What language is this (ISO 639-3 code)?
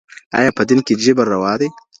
pus